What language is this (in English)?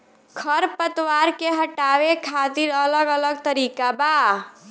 Bhojpuri